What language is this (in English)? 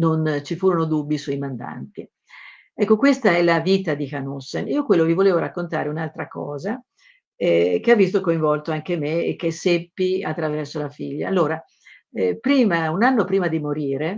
Italian